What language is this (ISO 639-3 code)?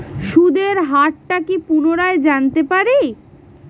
ben